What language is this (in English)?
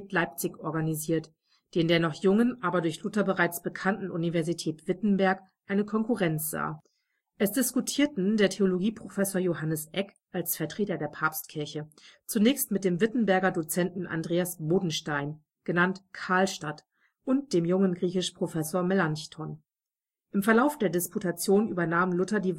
German